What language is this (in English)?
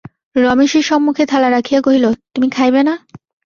Bangla